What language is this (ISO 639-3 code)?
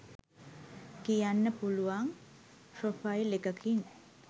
sin